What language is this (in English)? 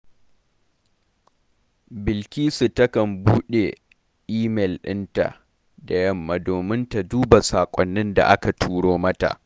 Hausa